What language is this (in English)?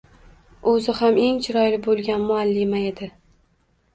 Uzbek